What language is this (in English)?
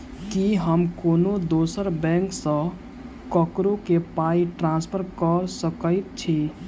Maithili